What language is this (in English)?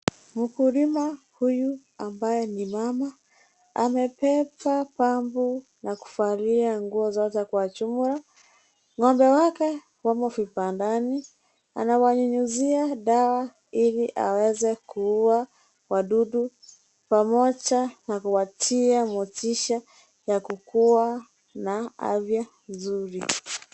Swahili